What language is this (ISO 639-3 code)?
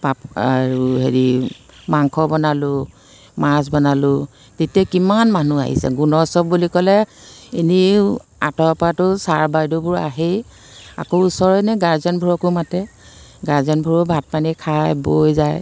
asm